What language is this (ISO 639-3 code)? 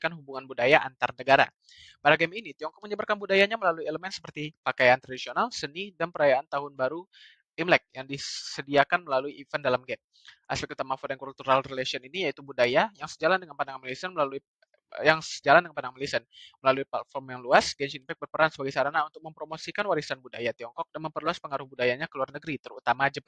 ind